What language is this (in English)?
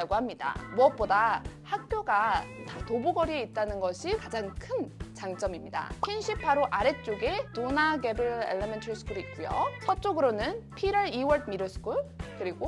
Korean